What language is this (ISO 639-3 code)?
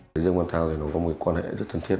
vie